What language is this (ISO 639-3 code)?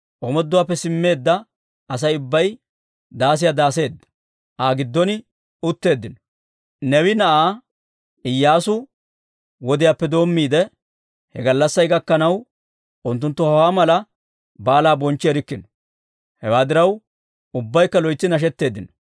dwr